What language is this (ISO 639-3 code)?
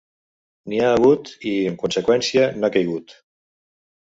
cat